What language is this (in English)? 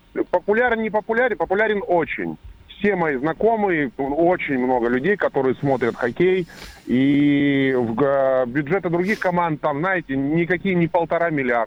Russian